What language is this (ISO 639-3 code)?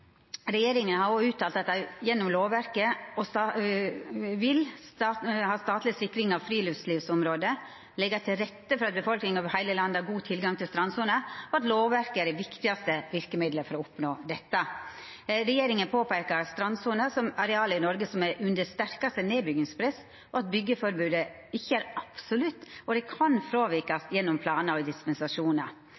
nno